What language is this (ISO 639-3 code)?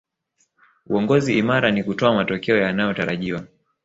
swa